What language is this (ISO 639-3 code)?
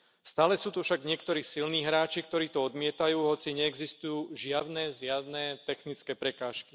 slk